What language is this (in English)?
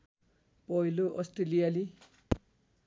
Nepali